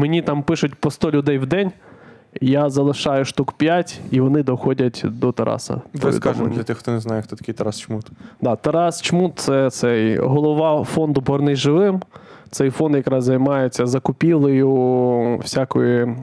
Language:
Ukrainian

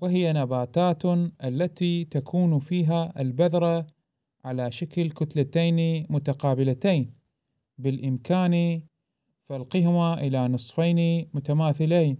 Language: Arabic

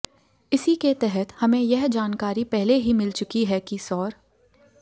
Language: Hindi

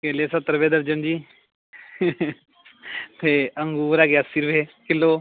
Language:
Punjabi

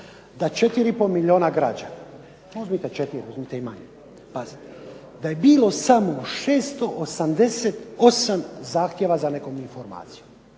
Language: Croatian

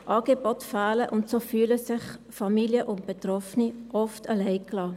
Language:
Swiss German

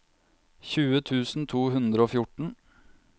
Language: Norwegian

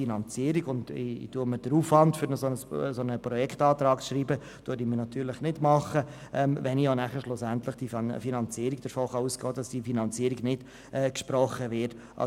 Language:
Swiss German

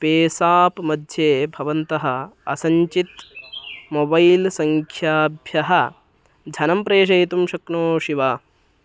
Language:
Sanskrit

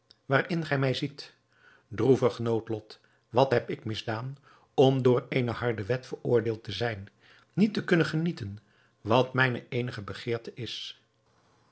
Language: Dutch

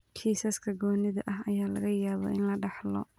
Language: Somali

